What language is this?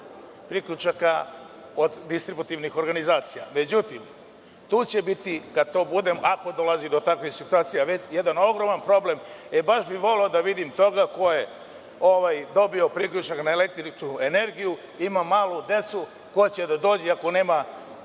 Serbian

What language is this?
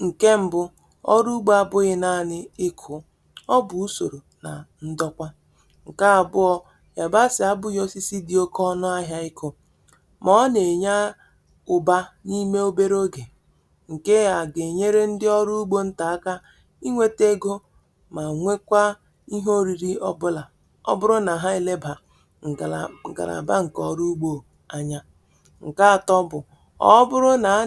Igbo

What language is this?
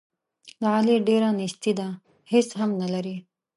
Pashto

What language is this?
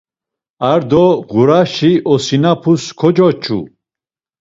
Laz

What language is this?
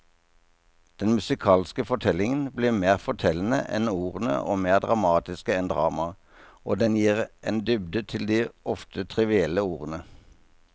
Norwegian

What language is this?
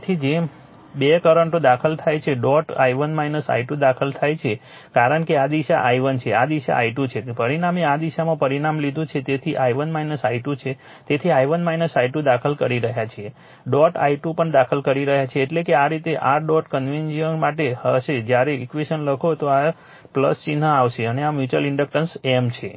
Gujarati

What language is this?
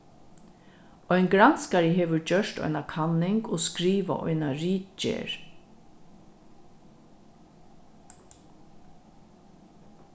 Faroese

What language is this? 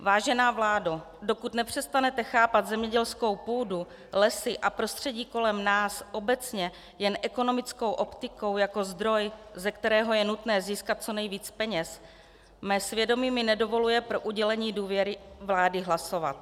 Czech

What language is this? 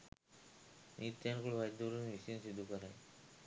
Sinhala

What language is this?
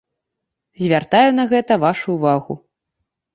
Belarusian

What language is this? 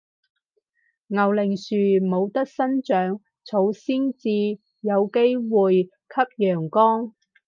Cantonese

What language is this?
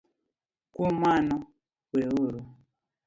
Luo (Kenya and Tanzania)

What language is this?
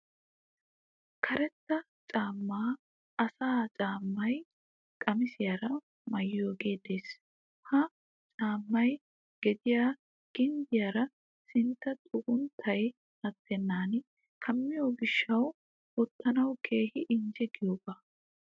Wolaytta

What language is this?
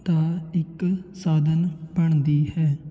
Punjabi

